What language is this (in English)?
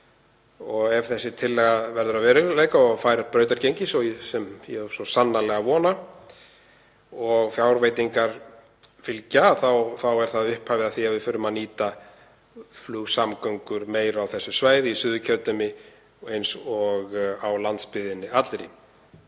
Icelandic